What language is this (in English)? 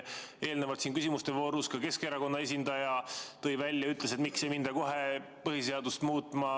Estonian